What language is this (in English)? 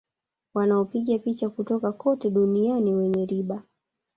Swahili